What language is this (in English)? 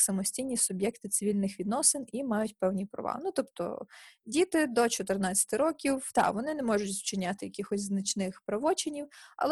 Ukrainian